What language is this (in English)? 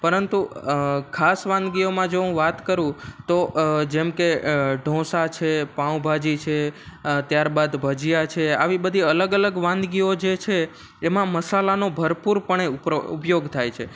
Gujarati